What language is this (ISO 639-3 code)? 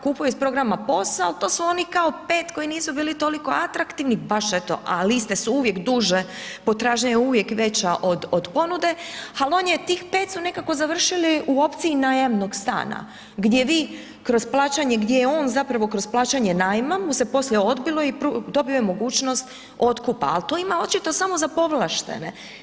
hrv